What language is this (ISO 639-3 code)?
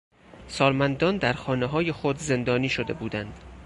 fas